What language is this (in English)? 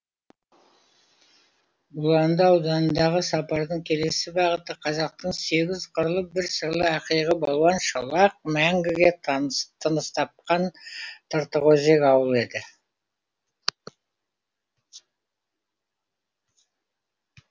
Kazakh